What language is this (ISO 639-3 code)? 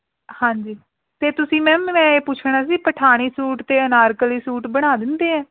pan